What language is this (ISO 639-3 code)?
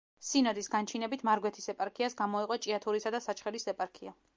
kat